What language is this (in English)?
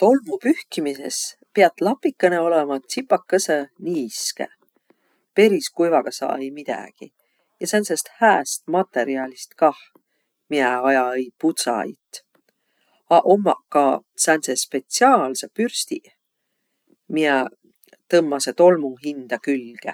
Võro